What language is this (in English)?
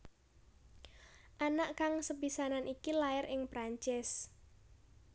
Javanese